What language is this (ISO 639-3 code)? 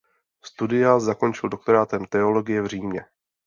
ces